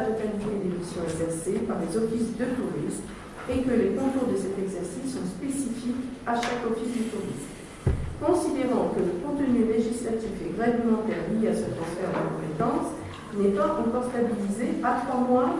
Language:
French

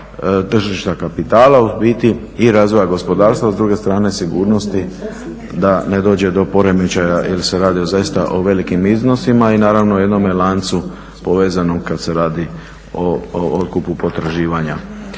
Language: Croatian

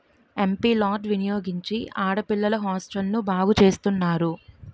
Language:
Telugu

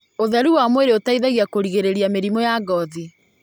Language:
Kikuyu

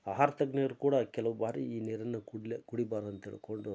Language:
Kannada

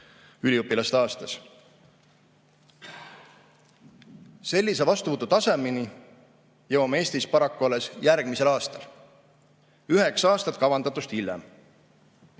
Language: Estonian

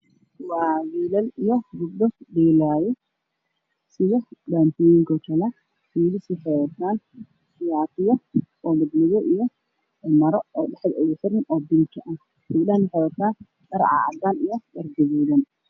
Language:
Somali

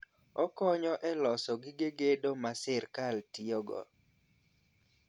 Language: Luo (Kenya and Tanzania)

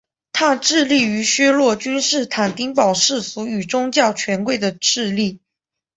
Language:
Chinese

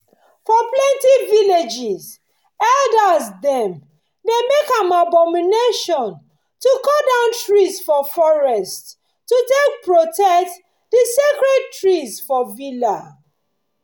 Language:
Nigerian Pidgin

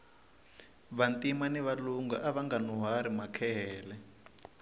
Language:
Tsonga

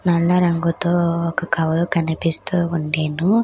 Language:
Telugu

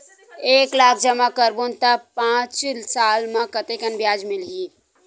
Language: Chhattisgarhi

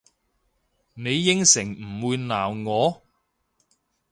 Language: Cantonese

